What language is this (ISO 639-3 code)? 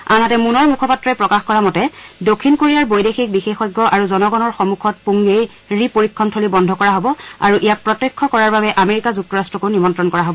asm